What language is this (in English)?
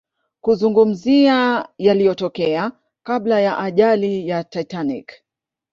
Swahili